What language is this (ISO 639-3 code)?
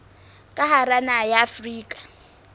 sot